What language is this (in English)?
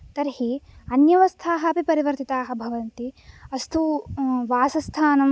Sanskrit